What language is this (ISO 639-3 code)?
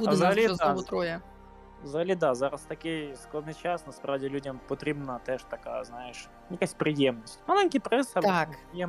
ukr